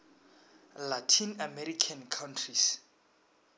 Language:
Northern Sotho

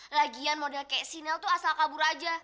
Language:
Indonesian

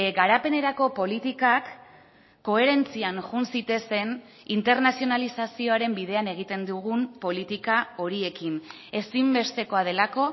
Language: Basque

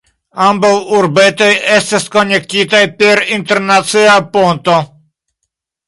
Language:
Esperanto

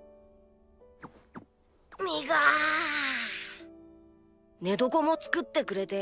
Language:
Japanese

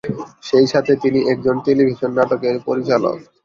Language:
Bangla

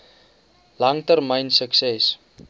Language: Afrikaans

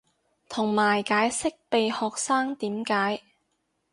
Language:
Cantonese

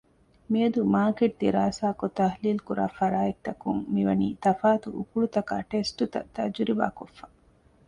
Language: Divehi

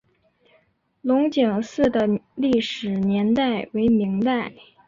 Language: Chinese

